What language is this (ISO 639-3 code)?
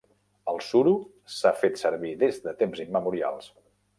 cat